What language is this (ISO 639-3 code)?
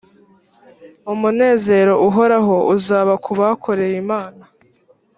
kin